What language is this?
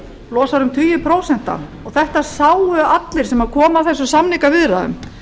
Icelandic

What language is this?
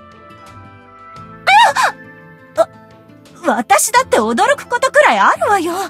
Japanese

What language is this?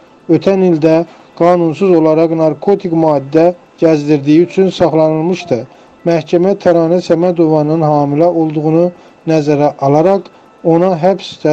Turkish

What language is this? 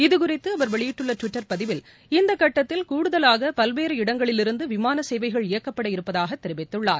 Tamil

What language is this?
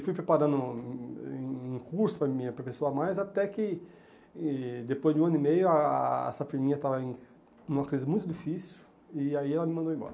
Portuguese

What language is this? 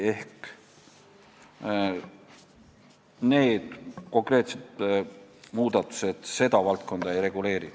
Estonian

